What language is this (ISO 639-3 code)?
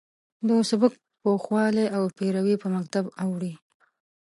pus